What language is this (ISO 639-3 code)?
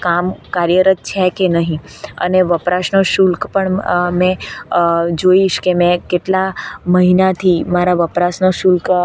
guj